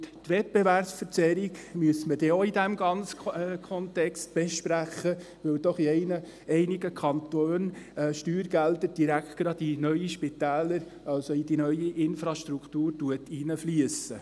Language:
Swiss German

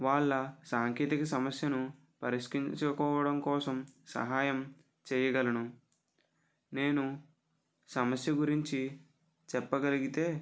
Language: Telugu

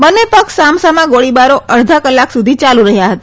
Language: Gujarati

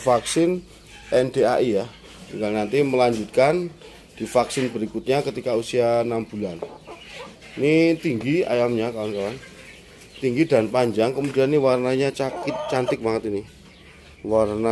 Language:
Indonesian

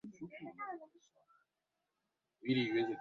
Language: Swahili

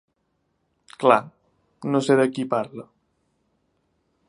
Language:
Catalan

